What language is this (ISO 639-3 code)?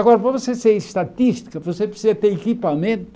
por